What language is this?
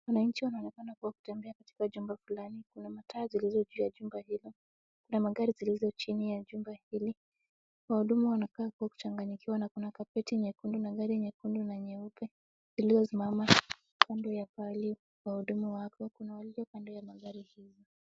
Swahili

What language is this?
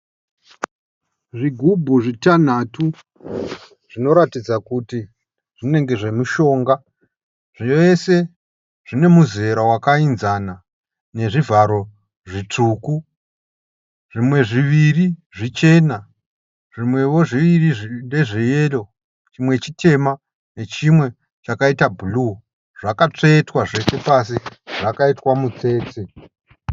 Shona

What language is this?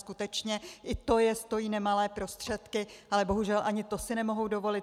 Czech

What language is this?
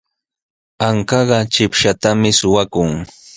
Sihuas Ancash Quechua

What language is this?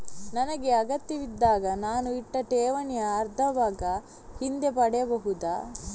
Kannada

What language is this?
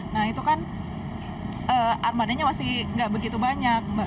Indonesian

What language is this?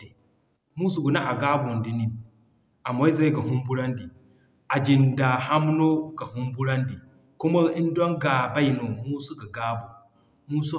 Zarma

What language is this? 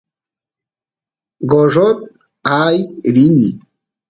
Santiago del Estero Quichua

